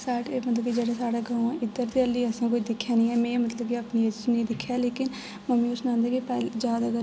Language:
Dogri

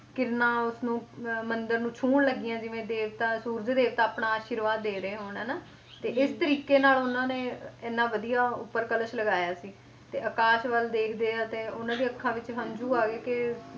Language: Punjabi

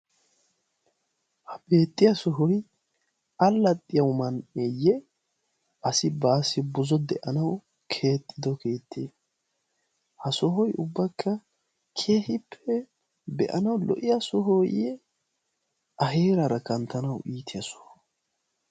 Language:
Wolaytta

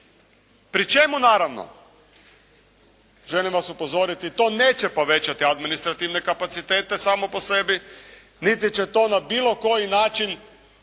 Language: Croatian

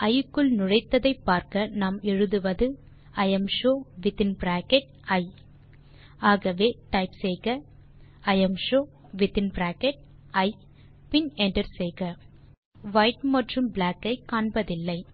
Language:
Tamil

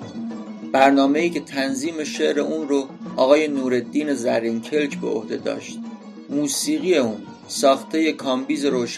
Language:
Persian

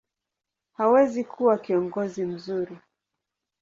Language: Swahili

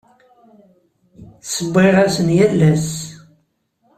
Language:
Kabyle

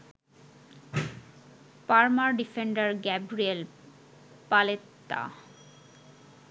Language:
Bangla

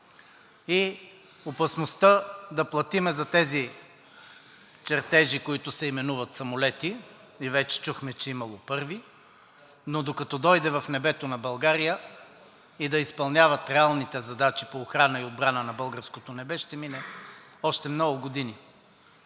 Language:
Bulgarian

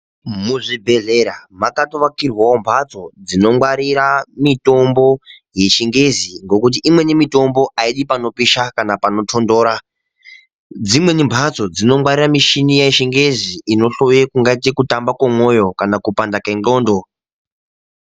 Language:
Ndau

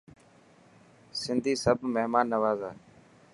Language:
Dhatki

